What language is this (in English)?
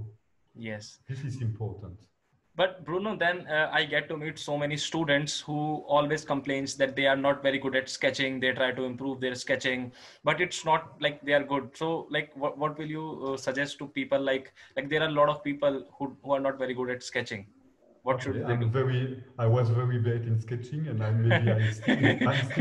English